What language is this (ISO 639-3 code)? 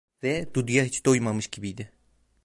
tur